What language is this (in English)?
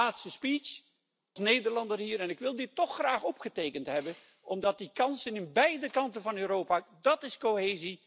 Dutch